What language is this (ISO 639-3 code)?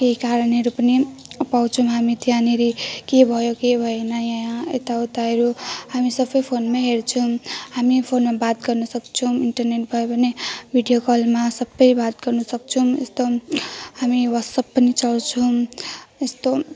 nep